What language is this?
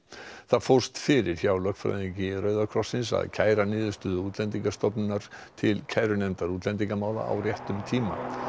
Icelandic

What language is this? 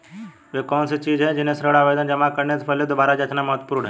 Hindi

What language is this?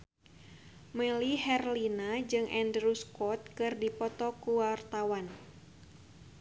Sundanese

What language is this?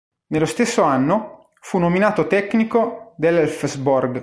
Italian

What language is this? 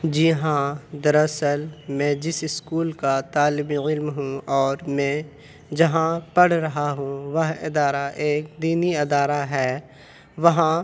Urdu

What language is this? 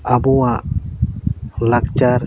Santali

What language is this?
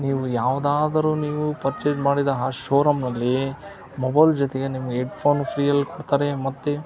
Kannada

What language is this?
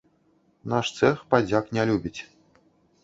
Belarusian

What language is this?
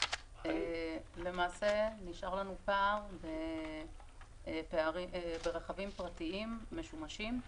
Hebrew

